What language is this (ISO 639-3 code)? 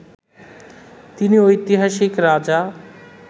ben